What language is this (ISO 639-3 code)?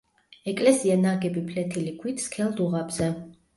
kat